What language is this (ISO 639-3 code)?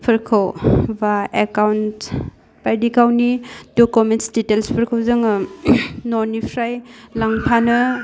brx